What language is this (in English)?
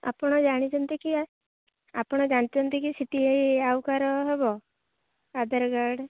Odia